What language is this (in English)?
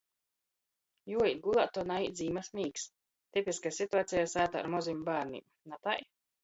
Latgalian